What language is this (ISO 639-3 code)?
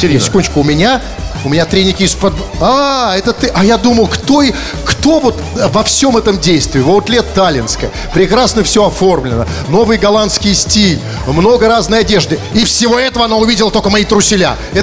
rus